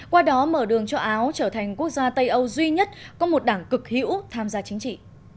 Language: Vietnamese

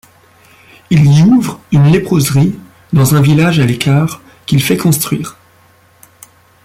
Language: French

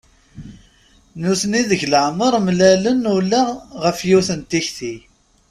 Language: Kabyle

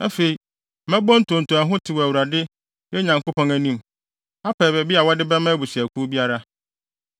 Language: Akan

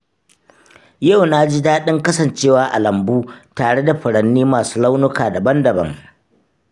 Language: Hausa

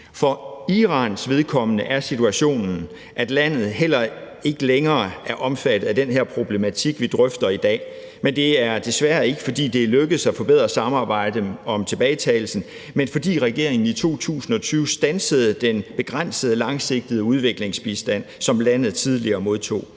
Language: Danish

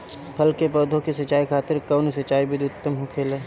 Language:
Bhojpuri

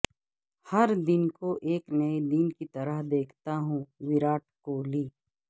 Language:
Urdu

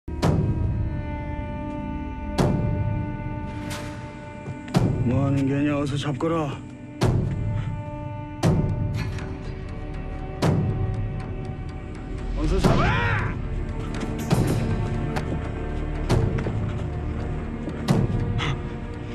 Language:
Korean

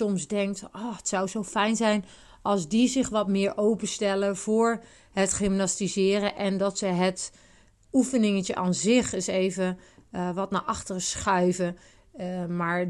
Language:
Dutch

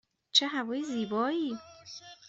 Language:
Persian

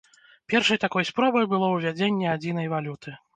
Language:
Belarusian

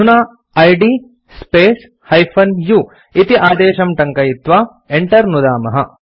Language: Sanskrit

